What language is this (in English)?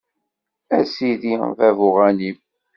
Kabyle